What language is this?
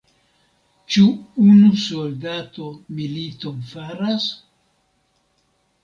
Esperanto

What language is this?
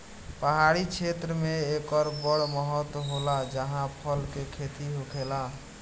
Bhojpuri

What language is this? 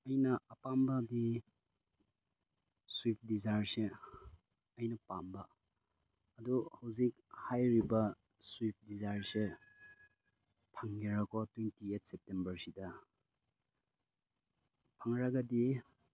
Manipuri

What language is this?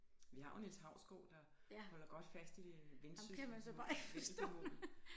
Danish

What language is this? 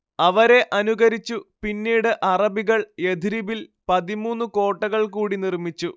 Malayalam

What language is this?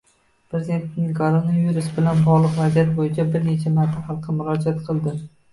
Uzbek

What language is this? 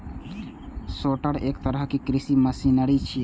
Maithili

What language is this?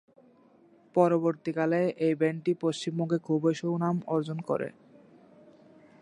Bangla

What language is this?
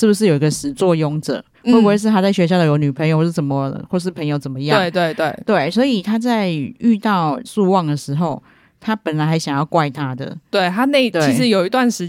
Chinese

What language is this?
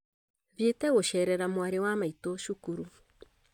Kikuyu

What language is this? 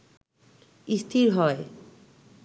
Bangla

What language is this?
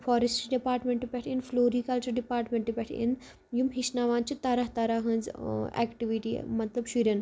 Kashmiri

